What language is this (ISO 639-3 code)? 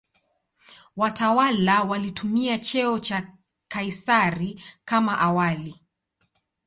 swa